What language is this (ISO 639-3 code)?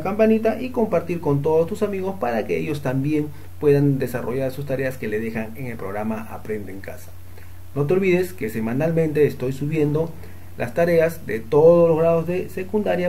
spa